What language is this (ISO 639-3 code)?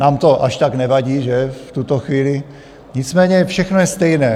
ces